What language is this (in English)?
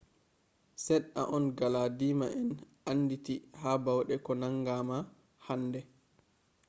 Fula